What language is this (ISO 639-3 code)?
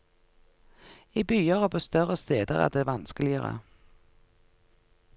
nor